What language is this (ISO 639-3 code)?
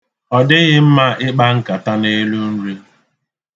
ibo